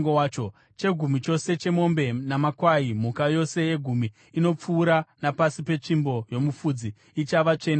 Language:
Shona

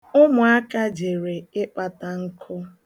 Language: Igbo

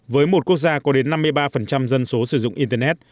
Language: Vietnamese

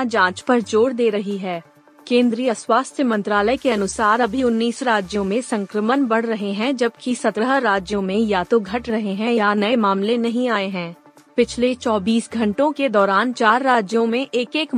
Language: Hindi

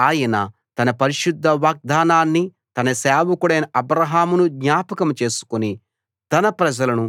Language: Telugu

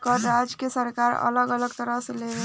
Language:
Bhojpuri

